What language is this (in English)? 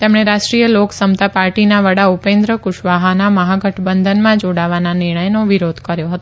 Gujarati